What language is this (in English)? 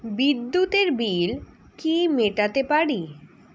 Bangla